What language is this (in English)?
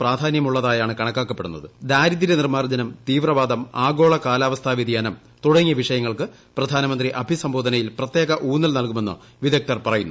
Malayalam